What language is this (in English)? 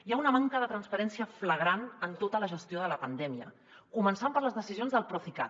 Catalan